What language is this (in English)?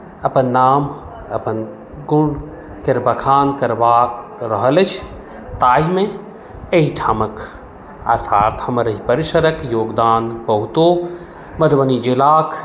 Maithili